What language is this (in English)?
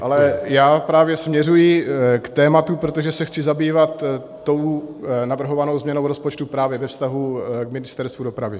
Czech